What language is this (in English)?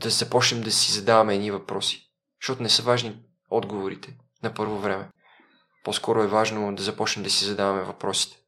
Bulgarian